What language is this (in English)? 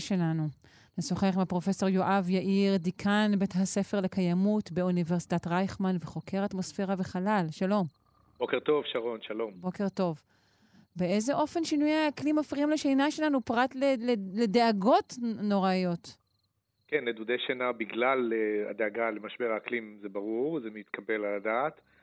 Hebrew